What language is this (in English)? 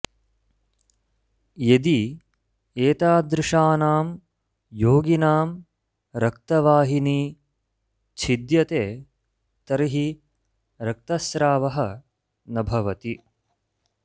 Sanskrit